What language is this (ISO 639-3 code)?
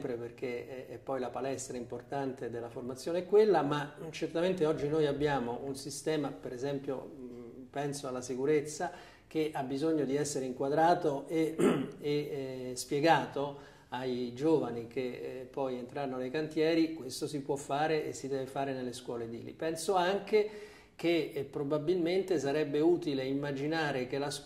ita